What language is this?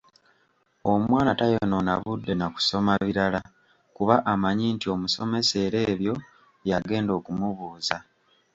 Ganda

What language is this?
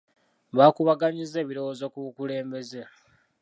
Ganda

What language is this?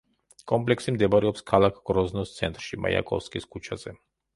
Georgian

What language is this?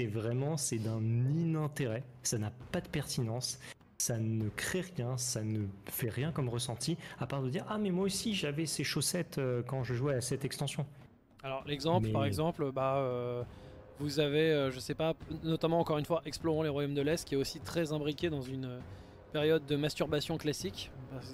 French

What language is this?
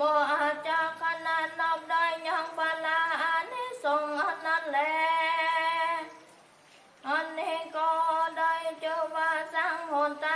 Vietnamese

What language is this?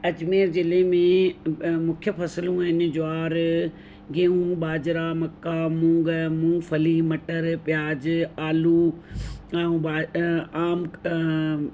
Sindhi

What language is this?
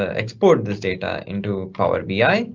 English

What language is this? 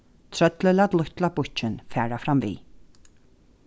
Faroese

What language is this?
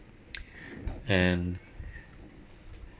English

